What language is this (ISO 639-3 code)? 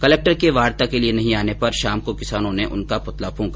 hin